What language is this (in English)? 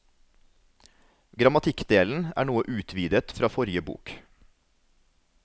Norwegian